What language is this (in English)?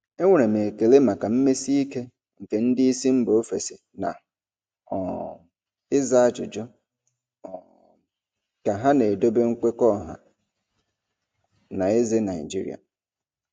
Igbo